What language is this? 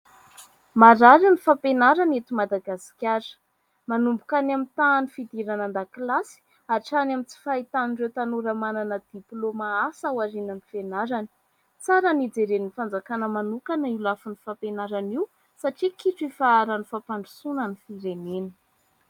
Malagasy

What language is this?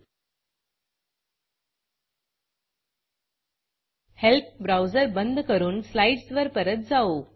Marathi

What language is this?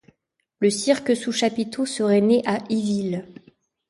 French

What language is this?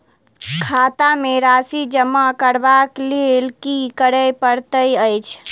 Maithili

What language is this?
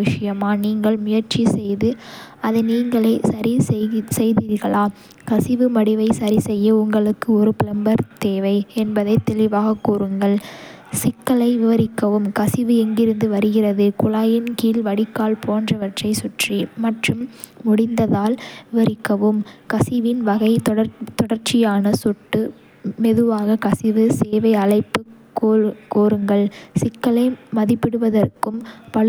Kota (India)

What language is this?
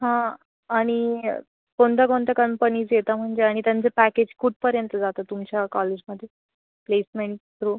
Marathi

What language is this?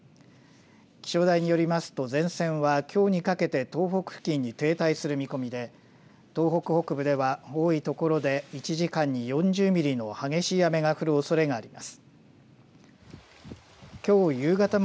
Japanese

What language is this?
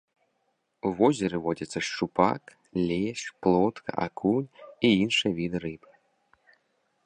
Belarusian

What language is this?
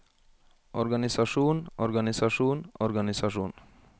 Norwegian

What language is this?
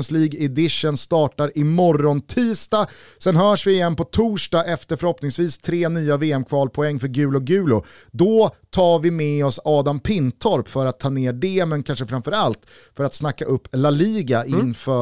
Swedish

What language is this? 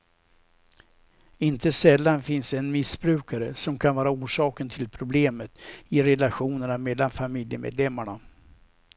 Swedish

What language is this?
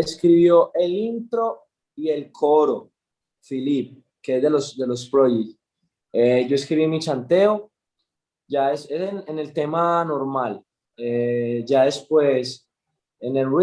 Spanish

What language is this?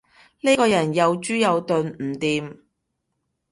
Cantonese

